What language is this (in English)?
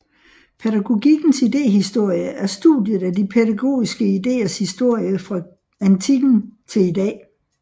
Danish